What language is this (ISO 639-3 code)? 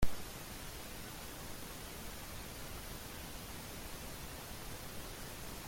spa